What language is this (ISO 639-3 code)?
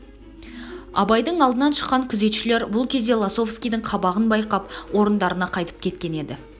kaz